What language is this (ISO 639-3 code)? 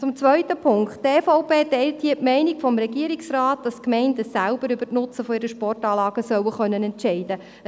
gsw